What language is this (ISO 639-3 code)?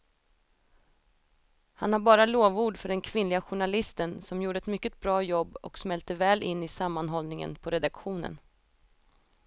swe